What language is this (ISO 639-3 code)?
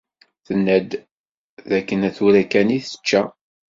kab